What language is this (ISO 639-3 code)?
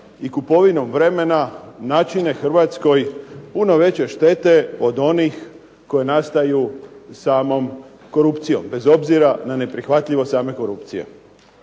hrv